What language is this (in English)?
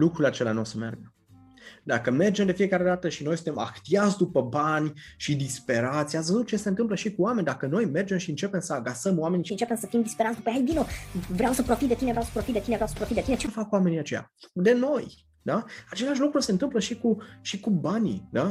Romanian